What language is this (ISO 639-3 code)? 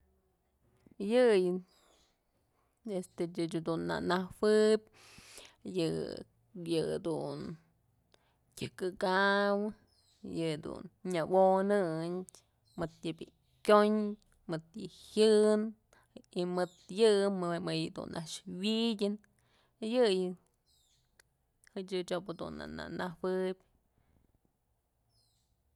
mzl